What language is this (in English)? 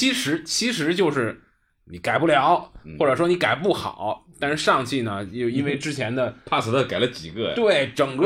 Chinese